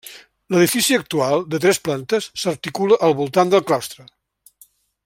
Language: Catalan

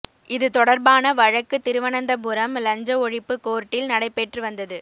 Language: Tamil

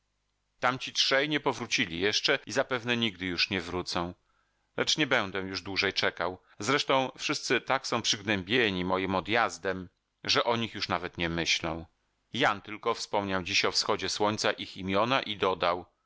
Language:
Polish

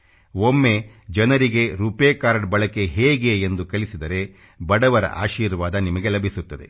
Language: Kannada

